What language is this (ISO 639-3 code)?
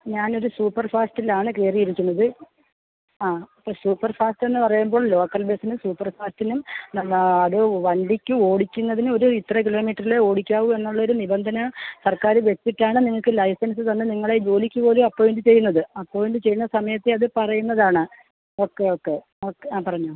mal